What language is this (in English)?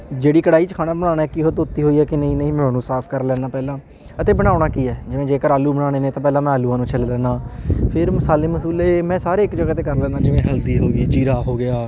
Punjabi